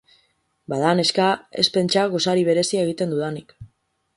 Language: Basque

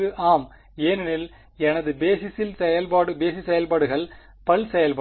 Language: Tamil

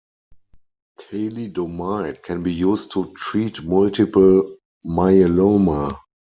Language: English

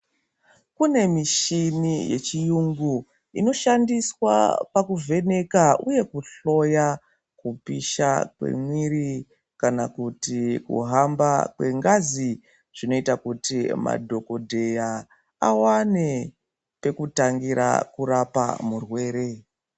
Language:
Ndau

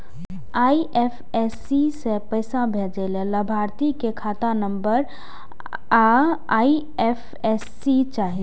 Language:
Maithili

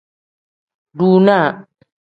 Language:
Tem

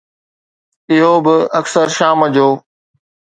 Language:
Sindhi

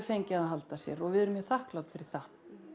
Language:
Icelandic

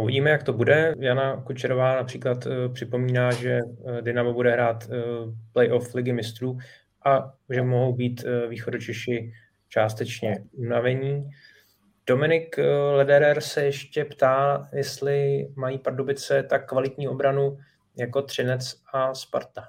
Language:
Czech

